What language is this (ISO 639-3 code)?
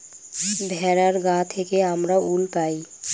ben